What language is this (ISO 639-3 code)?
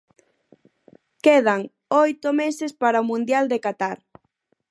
glg